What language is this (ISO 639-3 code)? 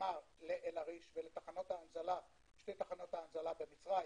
heb